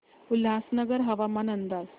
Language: Marathi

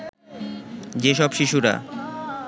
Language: Bangla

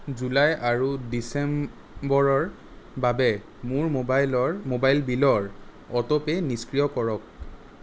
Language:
Assamese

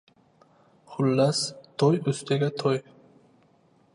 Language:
Uzbek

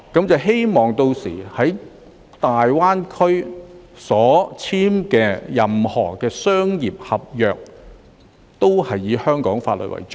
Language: Cantonese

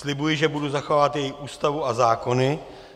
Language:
Czech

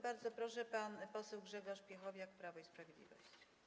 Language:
Polish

